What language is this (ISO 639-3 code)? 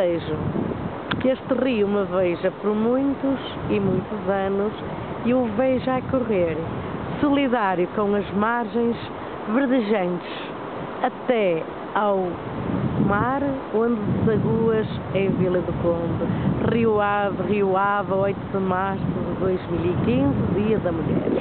por